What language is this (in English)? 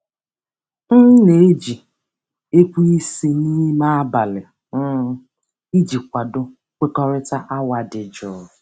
Igbo